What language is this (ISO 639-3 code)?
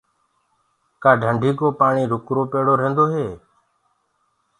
ggg